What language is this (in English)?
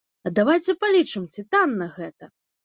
Belarusian